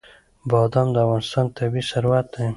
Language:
Pashto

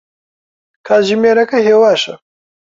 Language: Central Kurdish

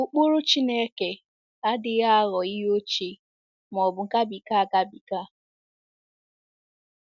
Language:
Igbo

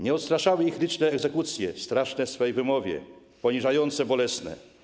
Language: Polish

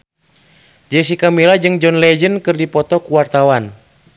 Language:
Sundanese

